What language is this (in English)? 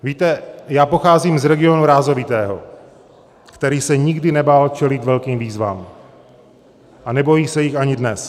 Czech